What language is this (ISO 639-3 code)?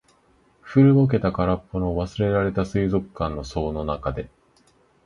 jpn